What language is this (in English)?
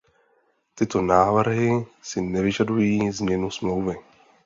Czech